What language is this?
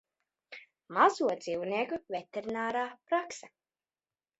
Latvian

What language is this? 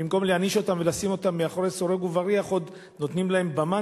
Hebrew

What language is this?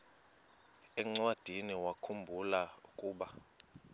Xhosa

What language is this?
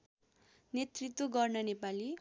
Nepali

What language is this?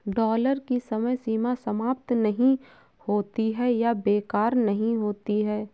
Hindi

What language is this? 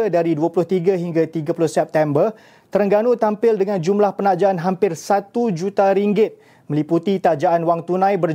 Malay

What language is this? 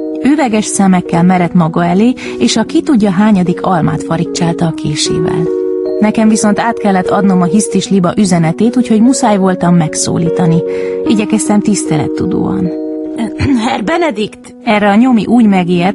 Hungarian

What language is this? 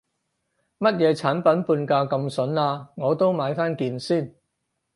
Cantonese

